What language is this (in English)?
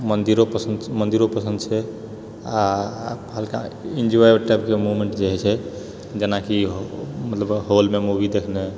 Maithili